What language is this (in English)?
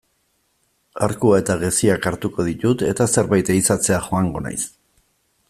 Basque